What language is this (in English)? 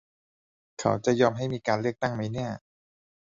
Thai